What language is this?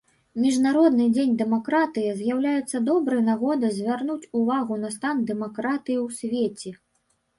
Belarusian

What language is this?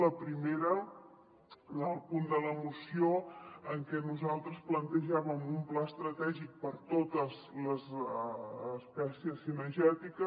Catalan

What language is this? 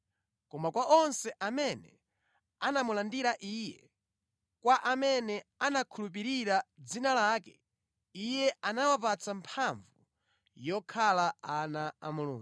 Nyanja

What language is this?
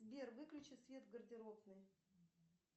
Russian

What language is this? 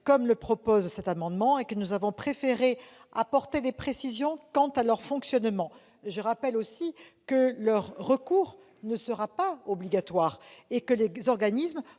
French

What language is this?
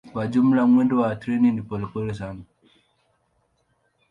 Swahili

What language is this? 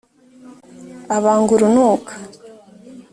Kinyarwanda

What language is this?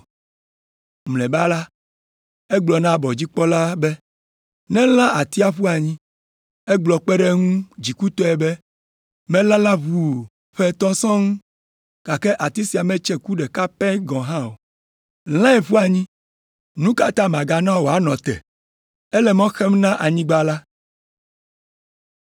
Ewe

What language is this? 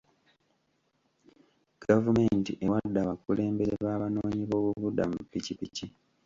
Ganda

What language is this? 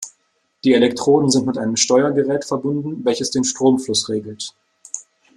German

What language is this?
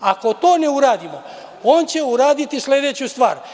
Serbian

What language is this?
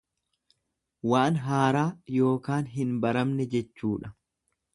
Oromo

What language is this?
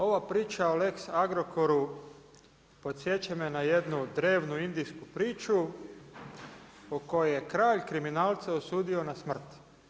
Croatian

